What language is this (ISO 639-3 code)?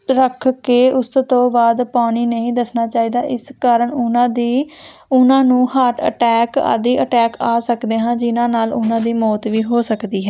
pan